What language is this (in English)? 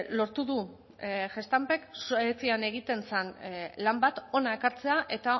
Basque